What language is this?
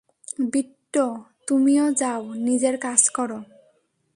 Bangla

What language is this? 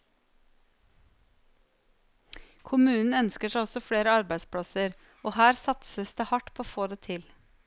Norwegian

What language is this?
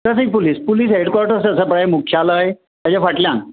Konkani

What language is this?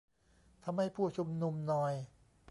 Thai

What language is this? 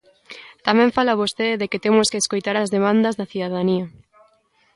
Galician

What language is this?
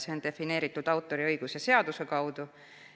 Estonian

